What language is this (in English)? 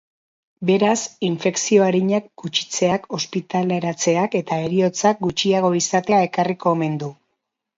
Basque